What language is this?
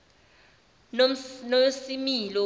Zulu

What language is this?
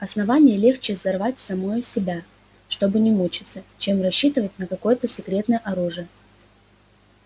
Russian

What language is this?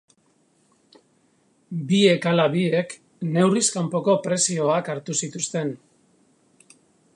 Basque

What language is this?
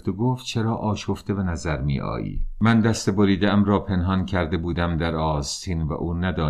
Persian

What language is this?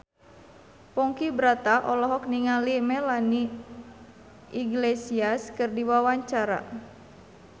Sundanese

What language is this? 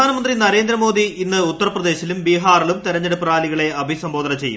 Malayalam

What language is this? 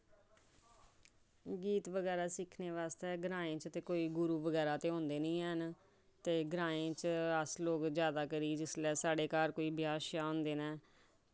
Dogri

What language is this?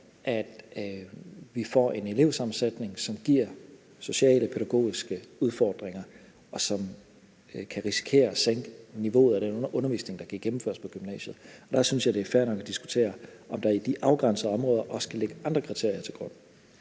Danish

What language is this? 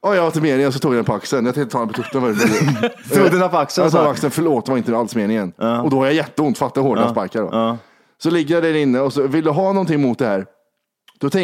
Swedish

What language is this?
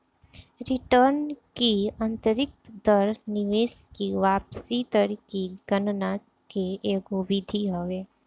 Bhojpuri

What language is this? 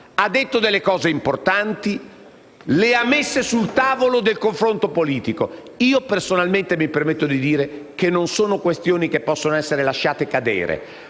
Italian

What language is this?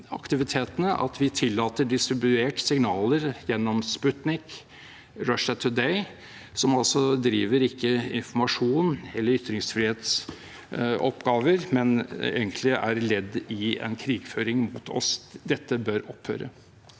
Norwegian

